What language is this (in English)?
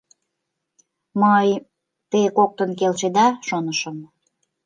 Mari